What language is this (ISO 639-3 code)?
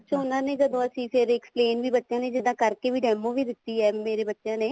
pan